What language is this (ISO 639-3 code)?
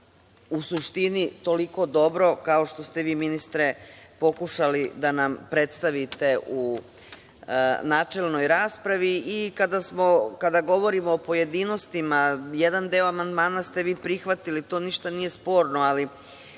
srp